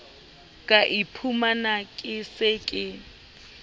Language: Southern Sotho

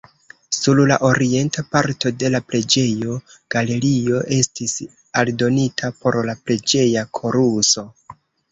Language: Esperanto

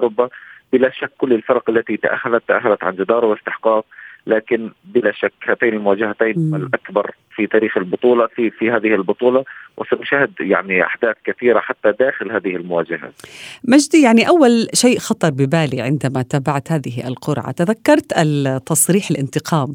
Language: Arabic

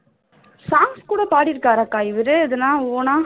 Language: Tamil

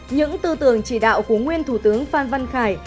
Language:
Vietnamese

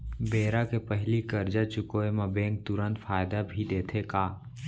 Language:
Chhattisgarhi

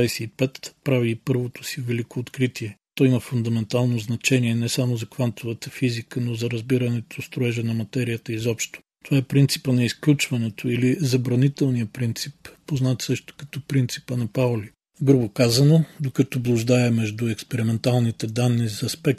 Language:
Bulgarian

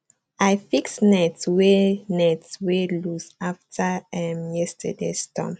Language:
Nigerian Pidgin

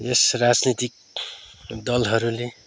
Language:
Nepali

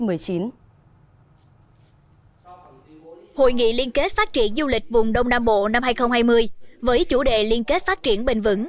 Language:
Vietnamese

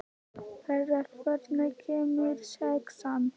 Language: Icelandic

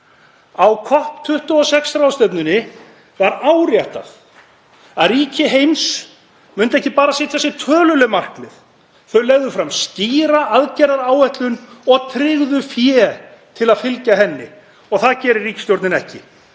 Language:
Icelandic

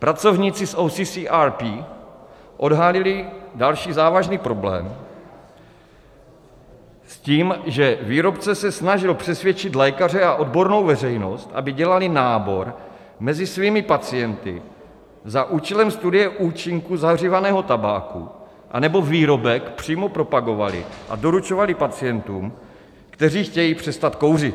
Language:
Czech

